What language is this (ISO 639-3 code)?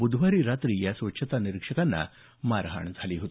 mar